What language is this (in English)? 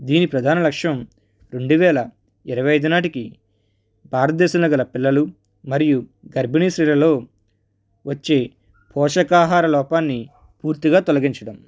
Telugu